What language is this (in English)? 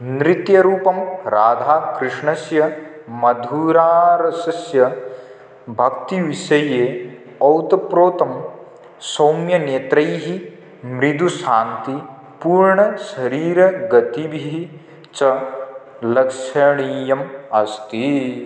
Sanskrit